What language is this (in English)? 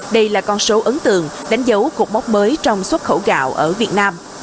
Vietnamese